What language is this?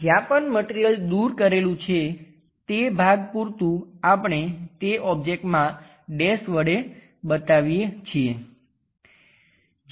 Gujarati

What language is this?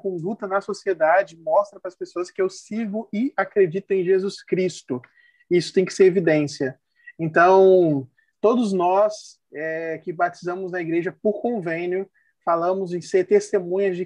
Portuguese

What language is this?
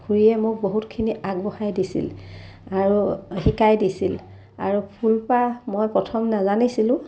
Assamese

